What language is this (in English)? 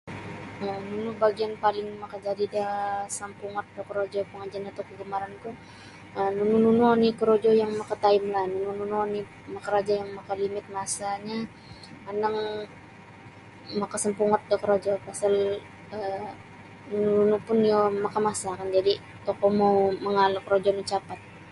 Sabah Bisaya